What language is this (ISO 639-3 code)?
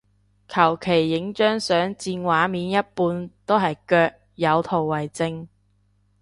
yue